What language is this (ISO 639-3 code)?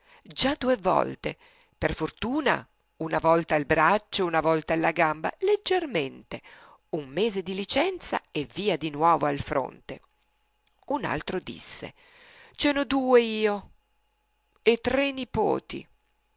ita